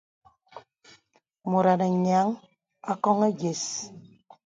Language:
Bebele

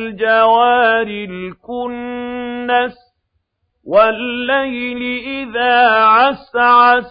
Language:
Arabic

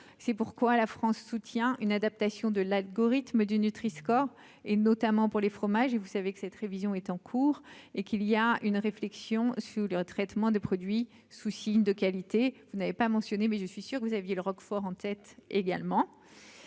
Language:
French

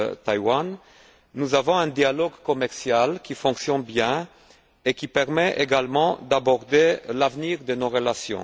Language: French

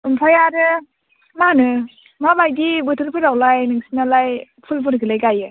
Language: Bodo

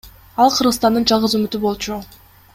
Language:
Kyrgyz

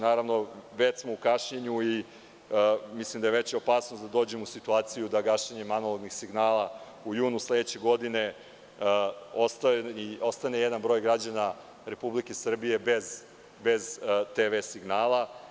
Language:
Serbian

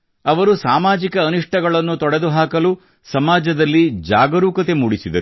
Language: Kannada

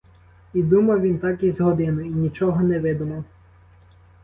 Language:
Ukrainian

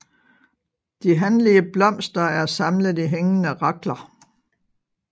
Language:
Danish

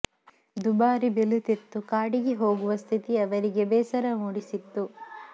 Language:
Kannada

